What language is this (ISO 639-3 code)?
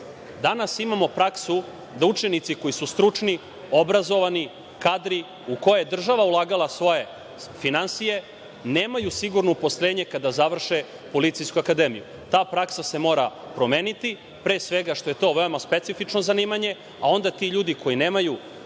srp